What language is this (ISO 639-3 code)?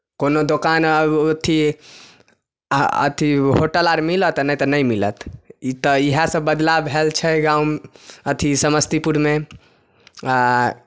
mai